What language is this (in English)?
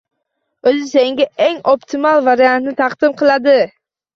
Uzbek